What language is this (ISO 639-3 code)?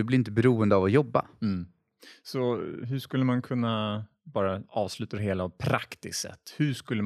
swe